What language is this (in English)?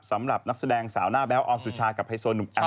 Thai